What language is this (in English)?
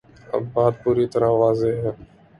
Urdu